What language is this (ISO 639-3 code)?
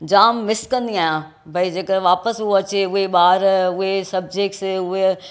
snd